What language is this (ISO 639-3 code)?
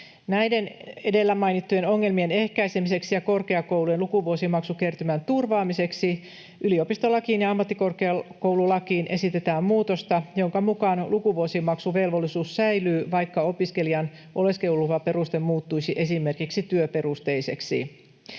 fin